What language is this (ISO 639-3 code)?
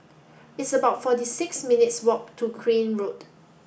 eng